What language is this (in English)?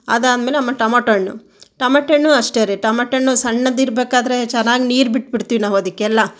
Kannada